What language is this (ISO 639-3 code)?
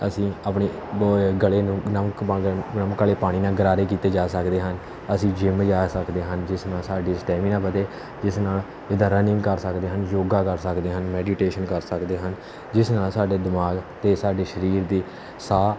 pan